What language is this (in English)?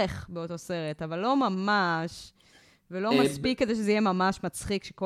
Hebrew